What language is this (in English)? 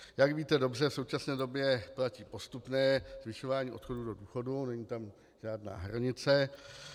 Czech